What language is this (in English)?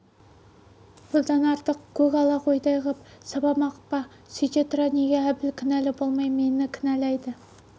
Kazakh